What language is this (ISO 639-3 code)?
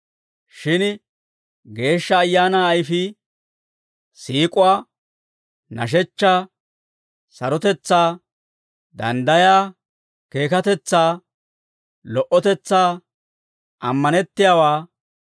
dwr